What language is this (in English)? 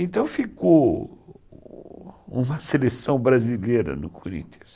Portuguese